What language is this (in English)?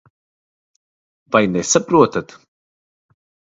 Latvian